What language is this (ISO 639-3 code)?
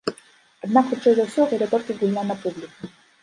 bel